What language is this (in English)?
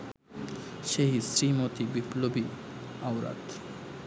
Bangla